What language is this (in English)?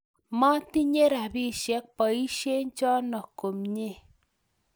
Kalenjin